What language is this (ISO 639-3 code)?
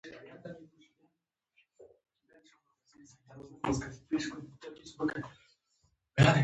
pus